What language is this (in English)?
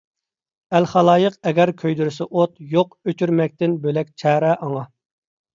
Uyghur